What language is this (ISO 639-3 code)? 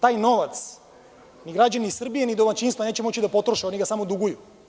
srp